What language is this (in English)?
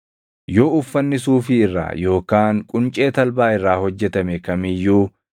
Oromo